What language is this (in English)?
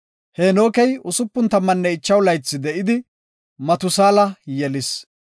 Gofa